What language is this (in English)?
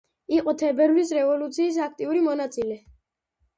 Georgian